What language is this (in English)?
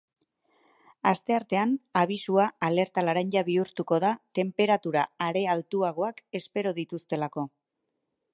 Basque